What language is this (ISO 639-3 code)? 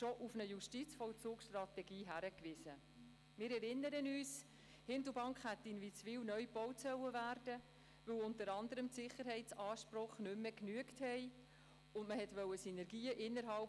gsw